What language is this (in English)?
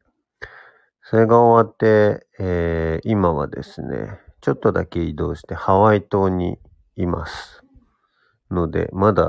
Japanese